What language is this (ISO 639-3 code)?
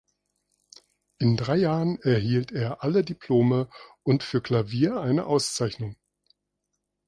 deu